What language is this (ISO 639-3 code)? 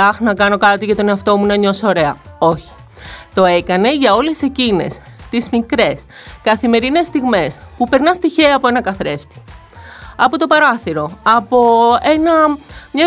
ell